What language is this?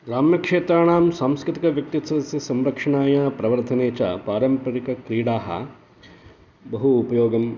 Sanskrit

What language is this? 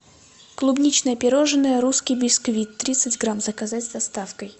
Russian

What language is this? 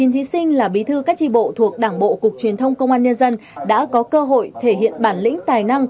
Vietnamese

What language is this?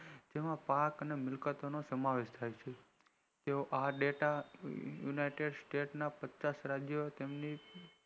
Gujarati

